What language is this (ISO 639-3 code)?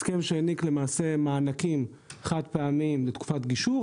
heb